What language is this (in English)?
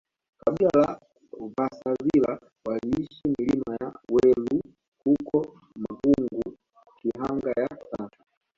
Swahili